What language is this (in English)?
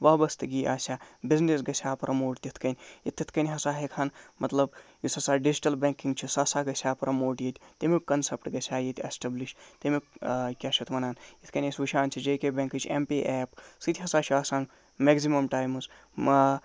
Kashmiri